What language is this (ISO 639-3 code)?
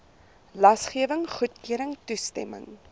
afr